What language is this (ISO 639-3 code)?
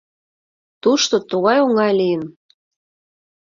chm